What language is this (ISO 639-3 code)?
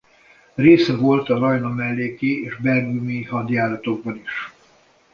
hun